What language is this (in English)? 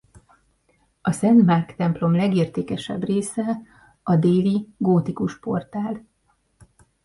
Hungarian